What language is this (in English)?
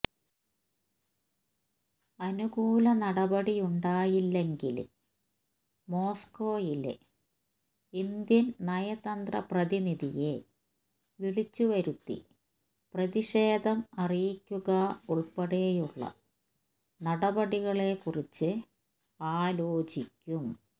Malayalam